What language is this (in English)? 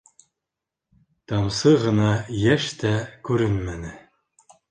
Bashkir